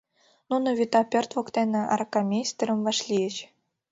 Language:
Mari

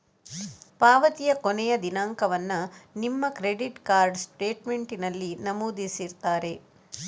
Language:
Kannada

